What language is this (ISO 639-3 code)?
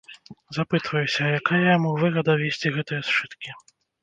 bel